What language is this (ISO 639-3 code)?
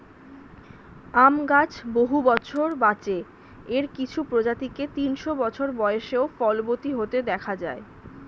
ben